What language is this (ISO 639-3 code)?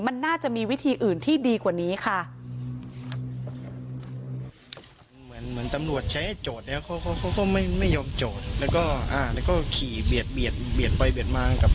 tha